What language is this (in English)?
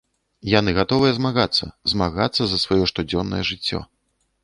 Belarusian